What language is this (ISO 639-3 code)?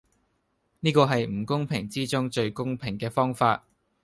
yue